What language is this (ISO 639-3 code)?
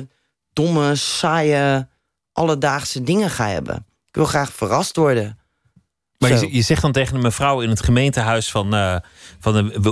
nld